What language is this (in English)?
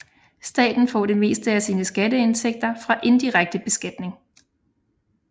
Danish